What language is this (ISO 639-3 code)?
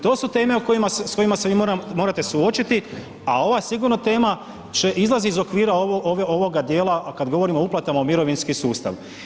hrv